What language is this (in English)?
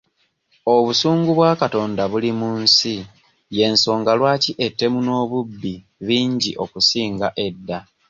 Ganda